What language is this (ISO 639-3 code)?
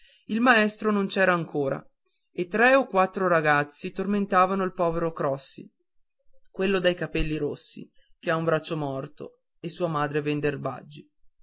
ita